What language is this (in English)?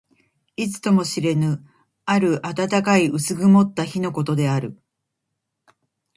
Japanese